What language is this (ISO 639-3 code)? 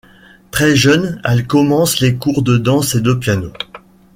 fra